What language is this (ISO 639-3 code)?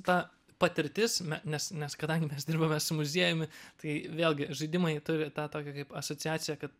lit